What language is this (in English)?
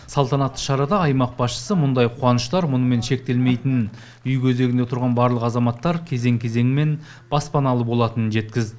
Kazakh